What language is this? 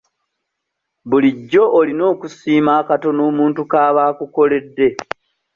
Ganda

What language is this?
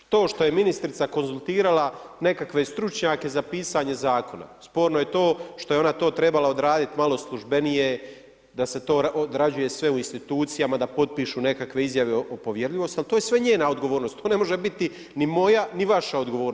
Croatian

